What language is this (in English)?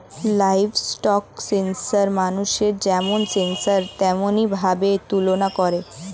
Bangla